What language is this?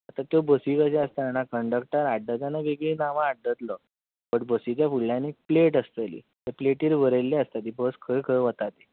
Konkani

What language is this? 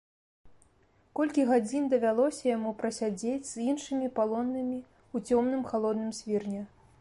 Belarusian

